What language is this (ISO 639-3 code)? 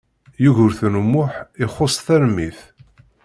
kab